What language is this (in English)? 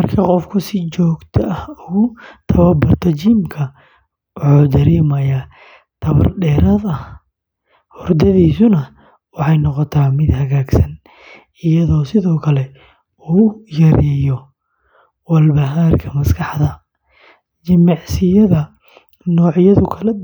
Somali